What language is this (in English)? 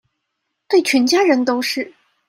Chinese